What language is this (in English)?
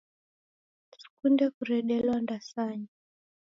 Taita